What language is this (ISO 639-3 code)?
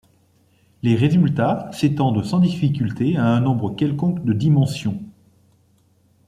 fra